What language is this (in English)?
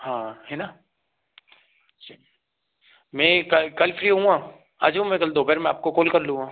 Hindi